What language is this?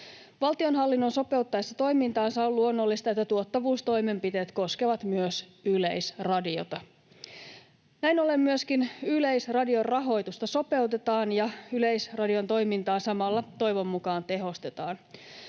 Finnish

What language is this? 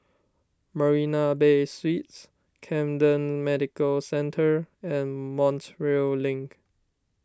English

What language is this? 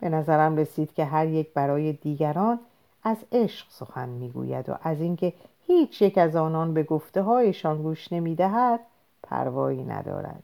Persian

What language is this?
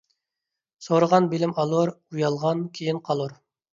Uyghur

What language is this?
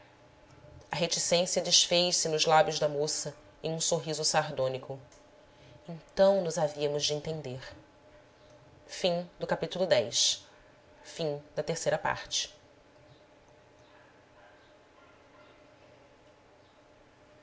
Portuguese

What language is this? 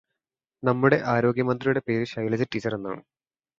Malayalam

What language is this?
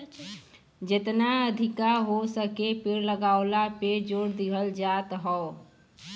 Bhojpuri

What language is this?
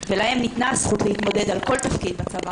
Hebrew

